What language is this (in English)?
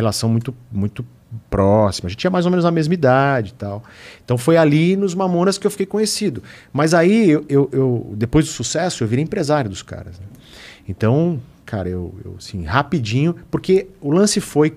Portuguese